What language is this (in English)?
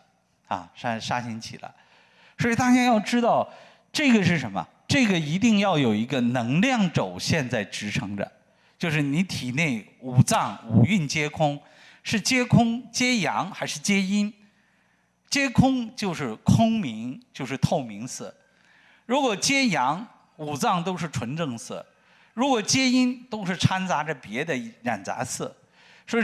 Chinese